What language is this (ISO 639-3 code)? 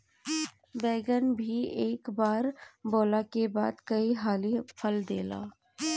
bho